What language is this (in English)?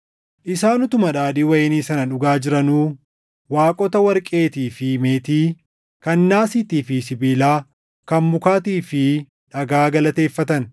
Oromo